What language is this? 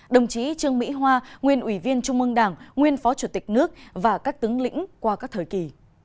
Vietnamese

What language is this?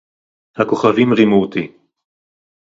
Hebrew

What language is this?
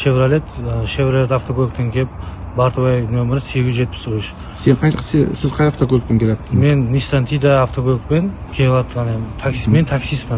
Turkish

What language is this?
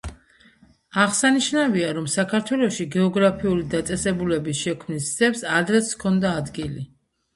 Georgian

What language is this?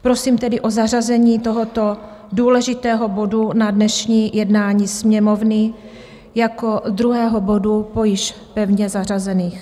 Czech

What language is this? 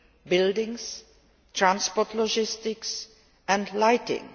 English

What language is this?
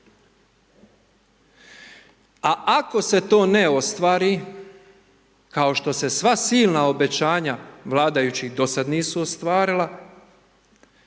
Croatian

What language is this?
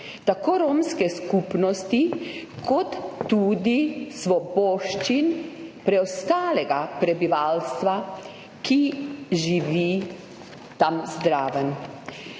Slovenian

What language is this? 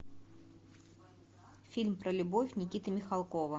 Russian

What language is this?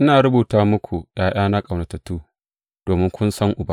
Hausa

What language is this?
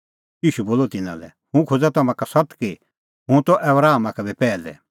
Kullu Pahari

